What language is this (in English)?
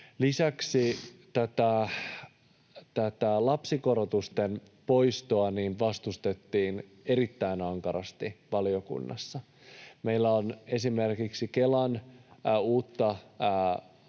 Finnish